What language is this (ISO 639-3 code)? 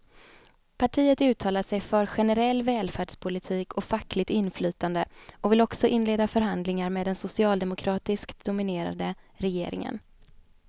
swe